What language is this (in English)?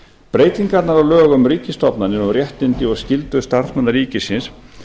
Icelandic